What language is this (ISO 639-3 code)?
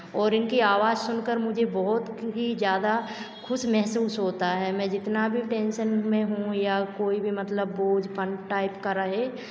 hin